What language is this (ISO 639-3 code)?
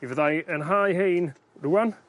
cym